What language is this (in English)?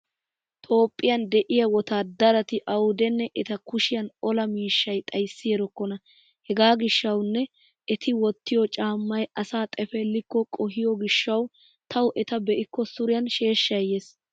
Wolaytta